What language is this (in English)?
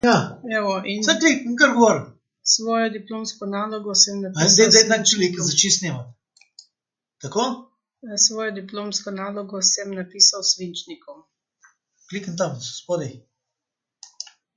Slovenian